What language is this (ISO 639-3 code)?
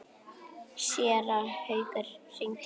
isl